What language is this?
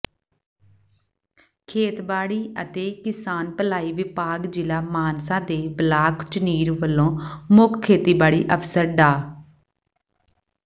Punjabi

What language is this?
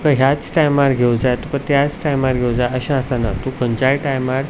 Konkani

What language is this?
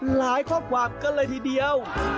Thai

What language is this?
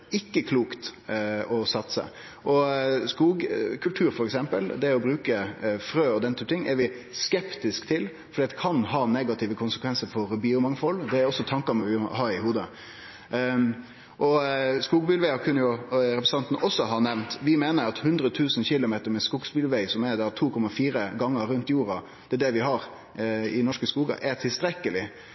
Norwegian Nynorsk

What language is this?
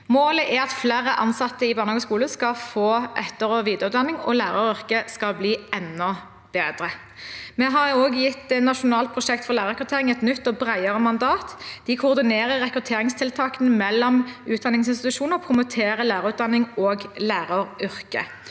Norwegian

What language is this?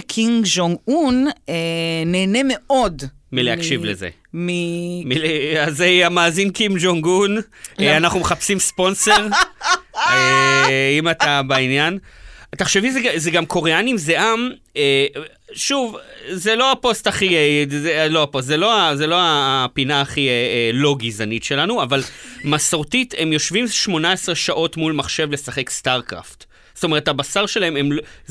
Hebrew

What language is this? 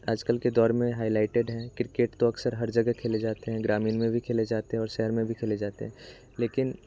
Hindi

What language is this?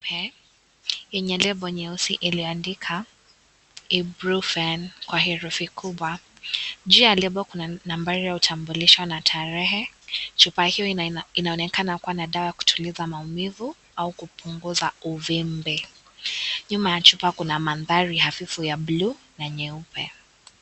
Swahili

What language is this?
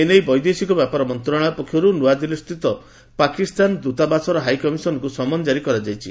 Odia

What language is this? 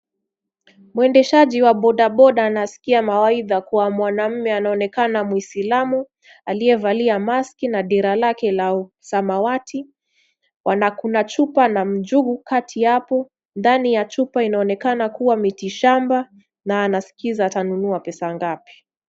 Swahili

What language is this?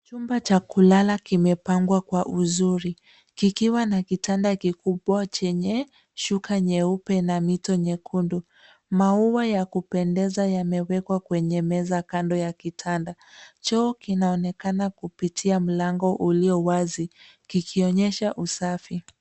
Swahili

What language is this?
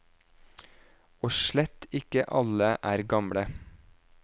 Norwegian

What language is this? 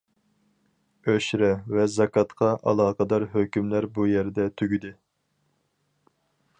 Uyghur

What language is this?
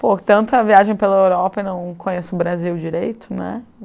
Portuguese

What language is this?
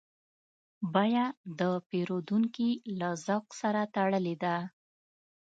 Pashto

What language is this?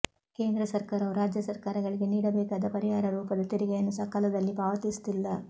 Kannada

